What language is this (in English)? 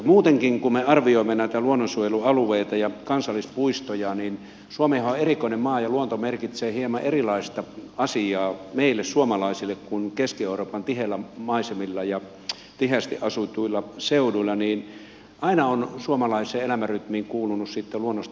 Finnish